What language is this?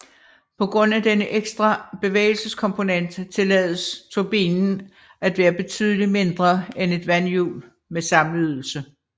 Danish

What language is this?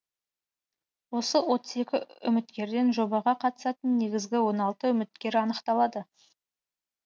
Kazakh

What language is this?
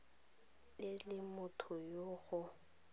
Tswana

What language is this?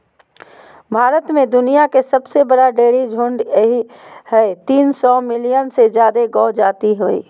Magahi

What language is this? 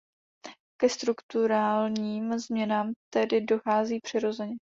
Czech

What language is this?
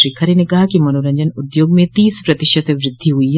Hindi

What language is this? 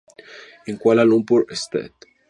Spanish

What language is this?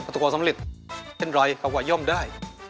Thai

